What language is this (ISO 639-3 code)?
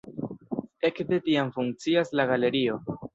epo